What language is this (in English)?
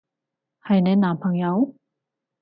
Cantonese